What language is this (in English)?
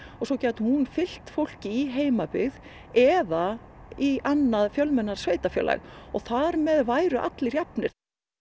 Icelandic